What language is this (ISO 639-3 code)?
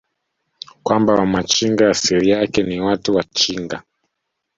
swa